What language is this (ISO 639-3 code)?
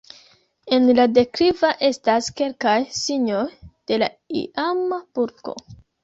epo